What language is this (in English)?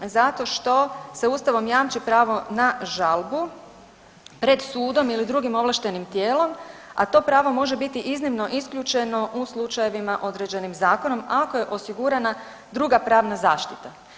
Croatian